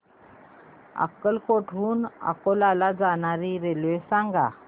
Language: Marathi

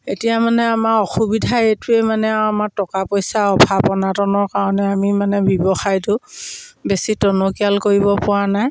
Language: Assamese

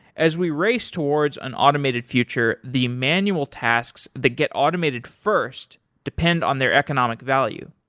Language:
English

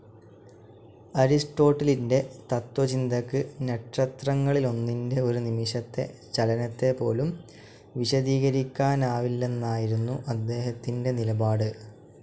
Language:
Malayalam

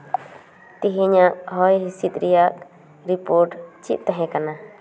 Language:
Santali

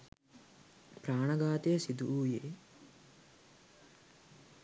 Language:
Sinhala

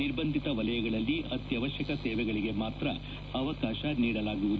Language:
Kannada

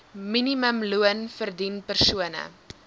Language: Afrikaans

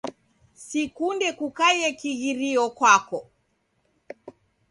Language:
Taita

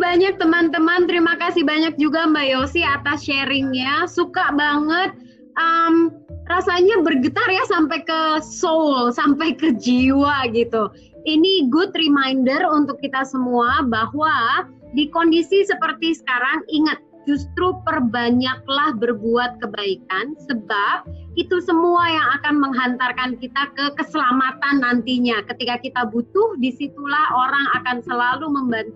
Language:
Indonesian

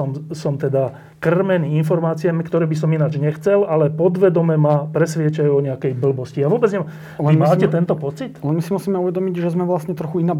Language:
Slovak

